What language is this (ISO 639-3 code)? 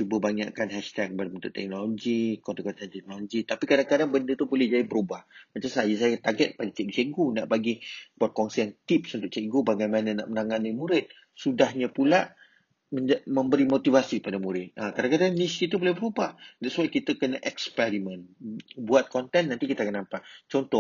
msa